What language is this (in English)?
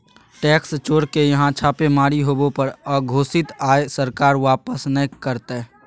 Magahi